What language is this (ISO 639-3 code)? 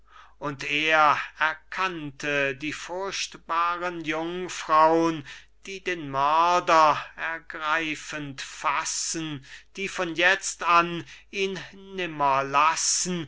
deu